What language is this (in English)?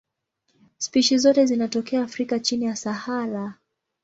Swahili